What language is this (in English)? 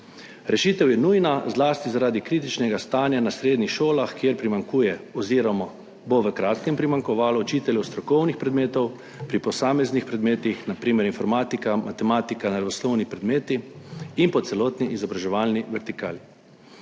Slovenian